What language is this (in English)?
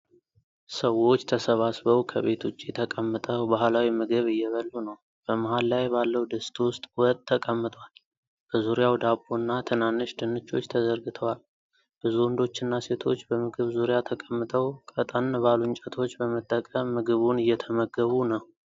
Amharic